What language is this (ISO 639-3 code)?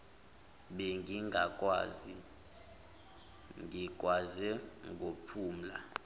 zul